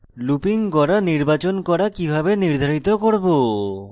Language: Bangla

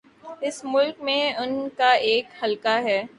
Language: Urdu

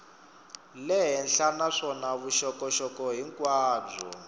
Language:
Tsonga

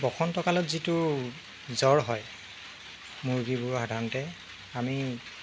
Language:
Assamese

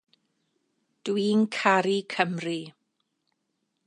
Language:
Welsh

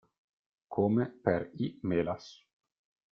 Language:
Italian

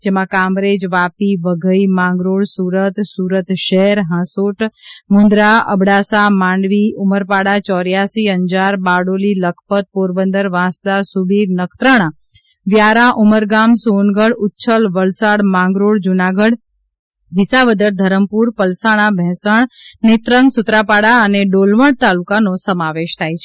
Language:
Gujarati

